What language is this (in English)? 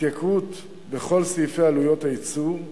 Hebrew